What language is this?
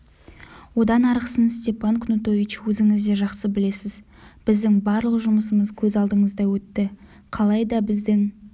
Kazakh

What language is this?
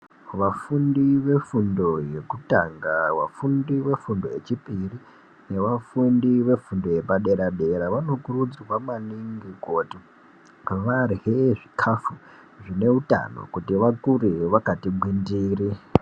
Ndau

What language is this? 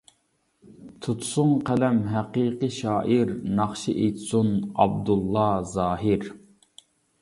Uyghur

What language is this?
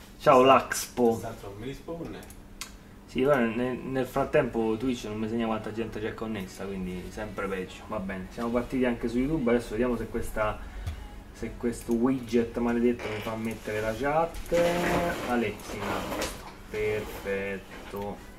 Italian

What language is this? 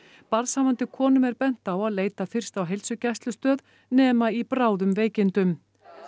Icelandic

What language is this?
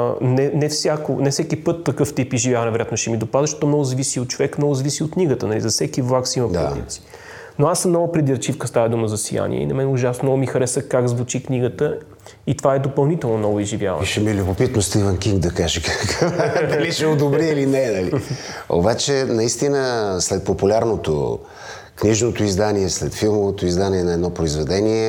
Bulgarian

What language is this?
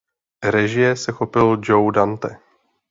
Czech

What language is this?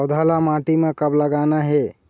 Chhattisgarhi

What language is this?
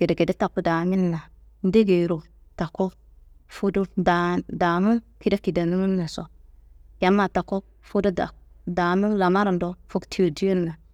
Kanembu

